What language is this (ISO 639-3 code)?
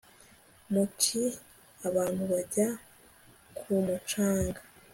kin